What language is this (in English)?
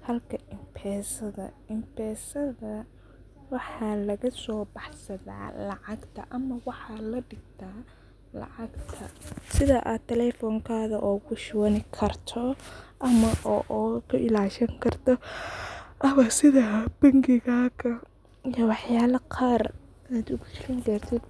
Somali